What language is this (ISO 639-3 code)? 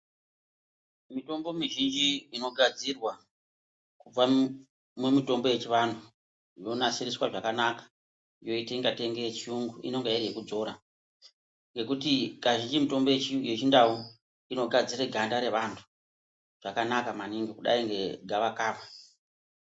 ndc